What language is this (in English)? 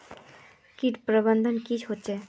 Magahi